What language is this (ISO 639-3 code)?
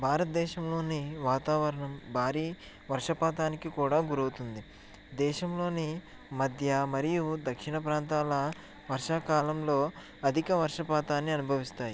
tel